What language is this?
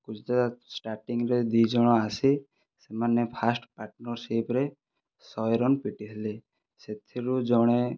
Odia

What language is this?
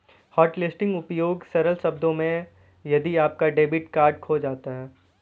Hindi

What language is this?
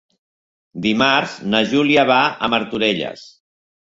Catalan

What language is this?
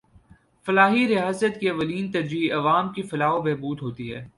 Urdu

